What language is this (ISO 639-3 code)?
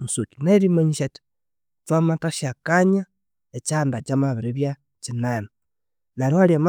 koo